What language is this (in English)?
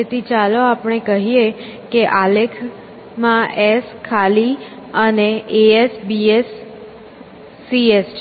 Gujarati